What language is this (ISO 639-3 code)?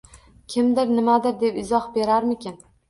uzb